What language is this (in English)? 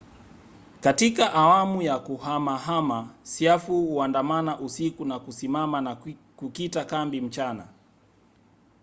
Swahili